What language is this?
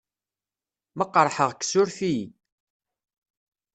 Kabyle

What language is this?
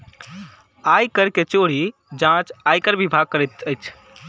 Maithili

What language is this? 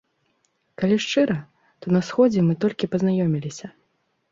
Belarusian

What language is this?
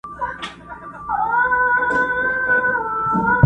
Pashto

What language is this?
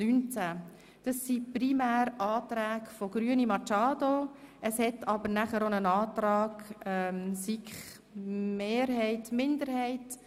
Swiss German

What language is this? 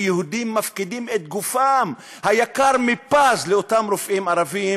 Hebrew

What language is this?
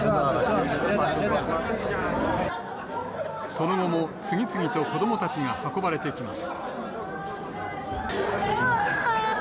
Japanese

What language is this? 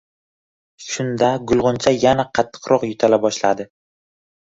Uzbek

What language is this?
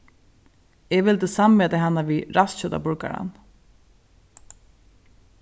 Faroese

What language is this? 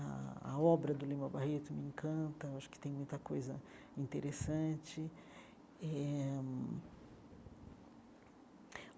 Portuguese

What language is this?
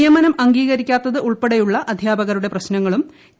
Malayalam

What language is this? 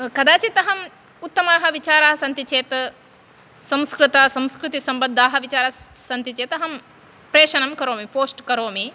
Sanskrit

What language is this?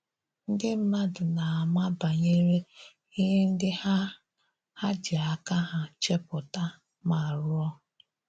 Igbo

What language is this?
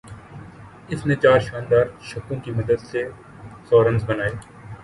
Urdu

